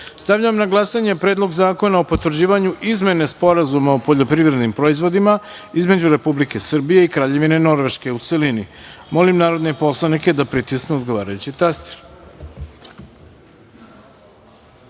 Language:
Serbian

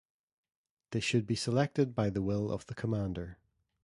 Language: English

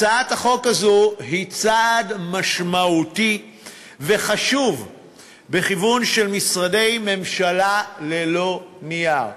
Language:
Hebrew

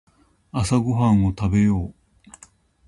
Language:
Japanese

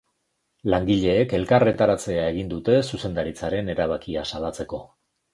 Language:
Basque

